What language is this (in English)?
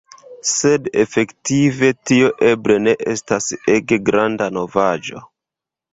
Esperanto